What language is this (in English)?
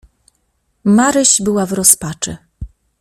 Polish